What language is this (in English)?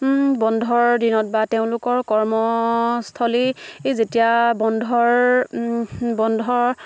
Assamese